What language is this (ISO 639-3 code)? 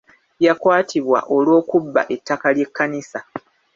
lug